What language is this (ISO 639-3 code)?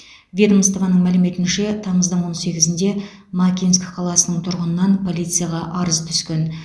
kaz